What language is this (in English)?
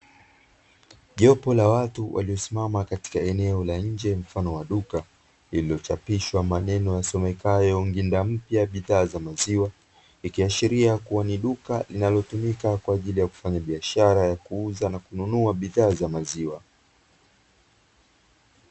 Swahili